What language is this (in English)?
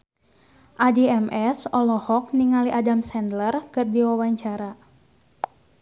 Sundanese